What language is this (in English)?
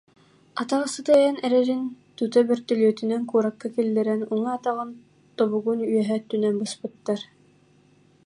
Yakut